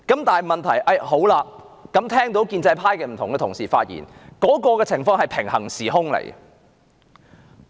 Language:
Cantonese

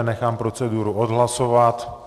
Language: Czech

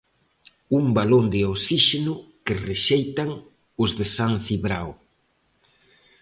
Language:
Galician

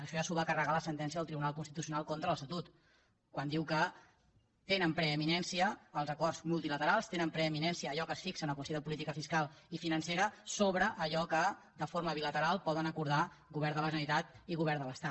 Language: Catalan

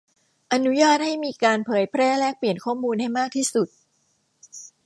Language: Thai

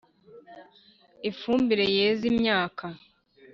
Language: Kinyarwanda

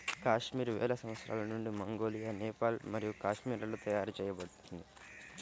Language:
Telugu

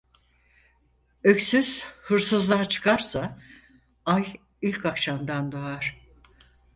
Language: Turkish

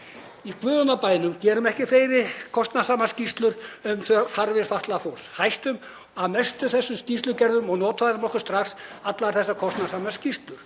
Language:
Icelandic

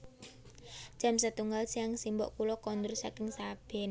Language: Javanese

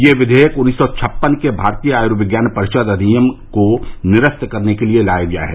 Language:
Hindi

